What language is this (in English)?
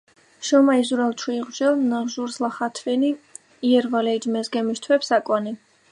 Svan